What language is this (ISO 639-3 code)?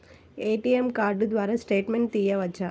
tel